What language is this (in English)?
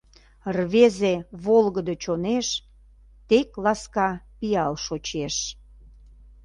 Mari